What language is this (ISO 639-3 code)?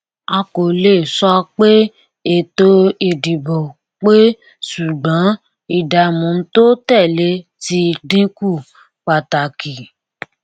yor